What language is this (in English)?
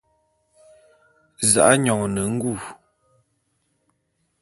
Bulu